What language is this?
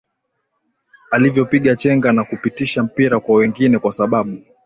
Swahili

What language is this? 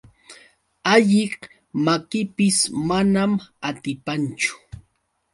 Yauyos Quechua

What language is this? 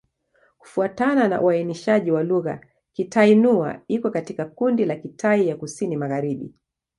Swahili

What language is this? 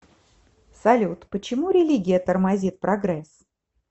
Russian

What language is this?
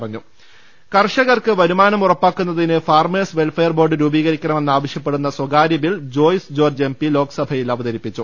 Malayalam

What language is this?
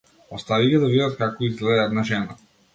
Macedonian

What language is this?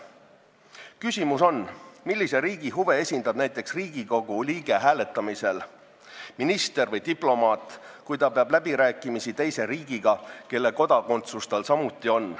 Estonian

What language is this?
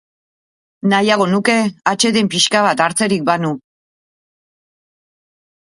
Basque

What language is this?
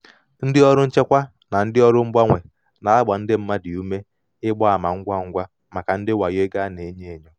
Igbo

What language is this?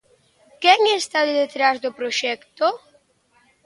Galician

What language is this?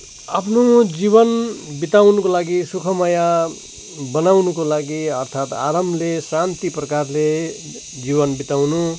Nepali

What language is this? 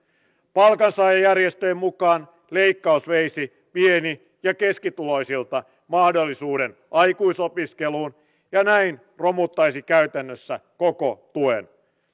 Finnish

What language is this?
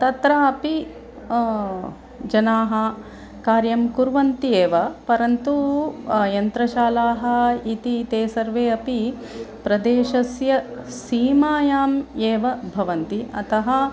Sanskrit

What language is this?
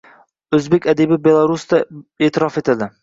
Uzbek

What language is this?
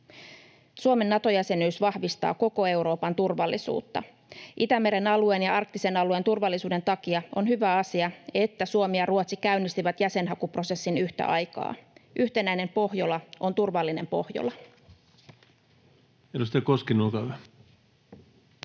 Finnish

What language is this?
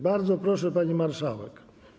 Polish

